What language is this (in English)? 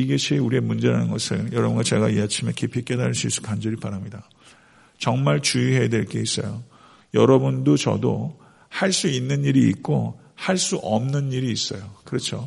Korean